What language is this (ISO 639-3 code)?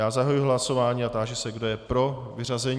ces